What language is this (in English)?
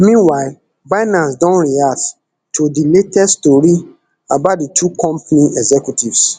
Nigerian Pidgin